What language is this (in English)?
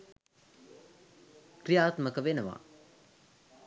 Sinhala